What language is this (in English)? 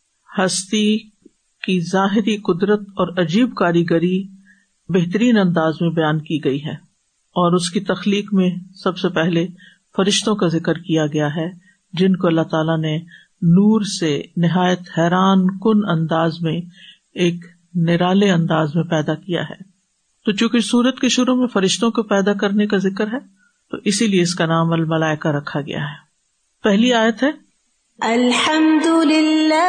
Urdu